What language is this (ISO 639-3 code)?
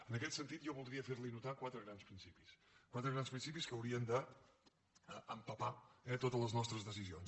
cat